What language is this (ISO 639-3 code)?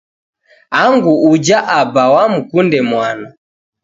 dav